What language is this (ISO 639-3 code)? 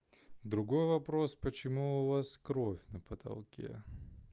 rus